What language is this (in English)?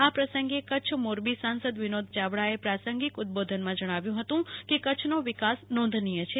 Gujarati